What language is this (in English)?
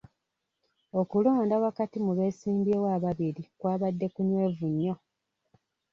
Ganda